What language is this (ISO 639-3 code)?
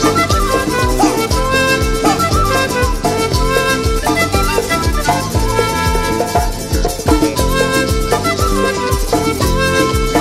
ukr